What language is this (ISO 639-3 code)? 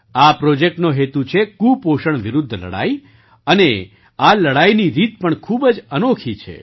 guj